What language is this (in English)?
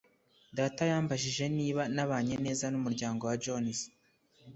Kinyarwanda